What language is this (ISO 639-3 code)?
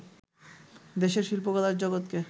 ben